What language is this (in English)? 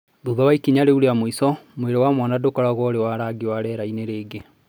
Kikuyu